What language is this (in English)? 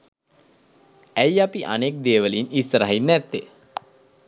Sinhala